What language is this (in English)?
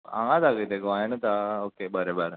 Konkani